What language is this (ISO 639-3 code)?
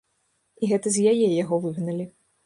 bel